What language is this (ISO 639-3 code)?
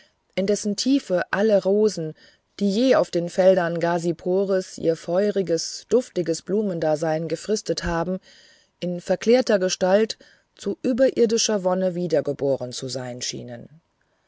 deu